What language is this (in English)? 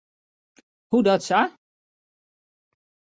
Western Frisian